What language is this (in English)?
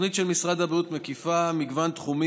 Hebrew